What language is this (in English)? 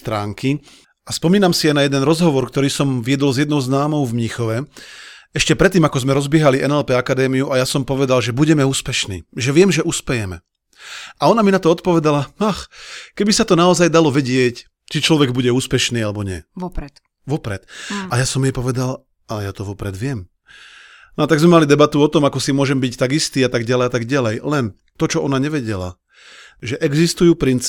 Slovak